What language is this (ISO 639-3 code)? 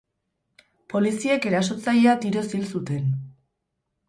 eus